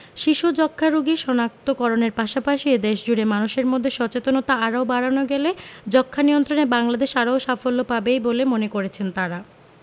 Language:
Bangla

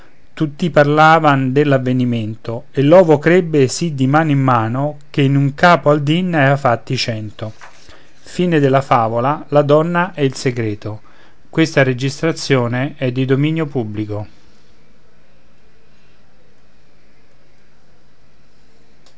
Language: Italian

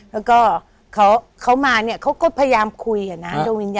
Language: Thai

